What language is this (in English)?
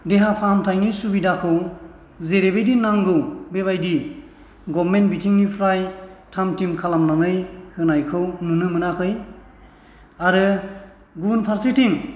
Bodo